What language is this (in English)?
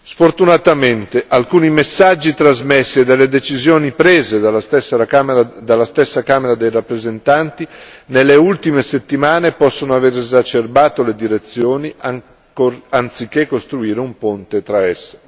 Italian